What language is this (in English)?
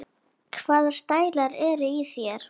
Icelandic